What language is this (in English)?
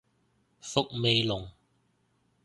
Cantonese